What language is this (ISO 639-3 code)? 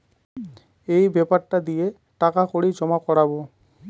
ben